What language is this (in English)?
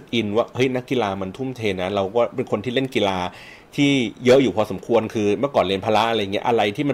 Thai